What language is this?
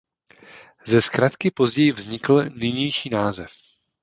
Czech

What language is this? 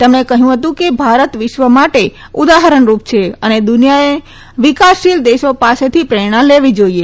Gujarati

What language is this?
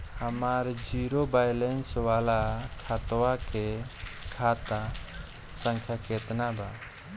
Bhojpuri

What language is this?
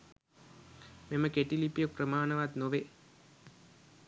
Sinhala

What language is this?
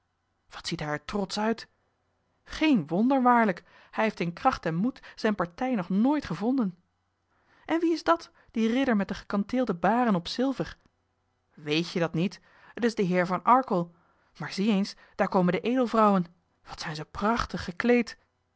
Dutch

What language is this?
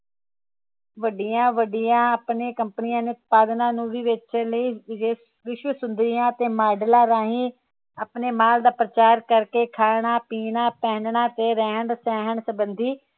Punjabi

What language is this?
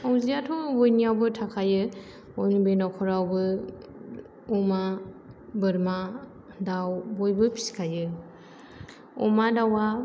Bodo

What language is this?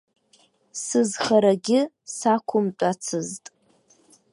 Abkhazian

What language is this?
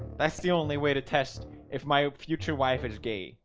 English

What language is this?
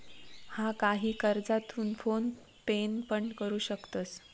Marathi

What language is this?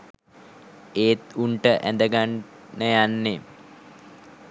Sinhala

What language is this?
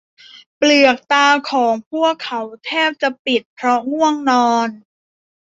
Thai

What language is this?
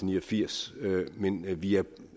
Danish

